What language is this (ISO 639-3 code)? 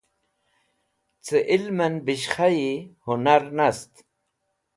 wbl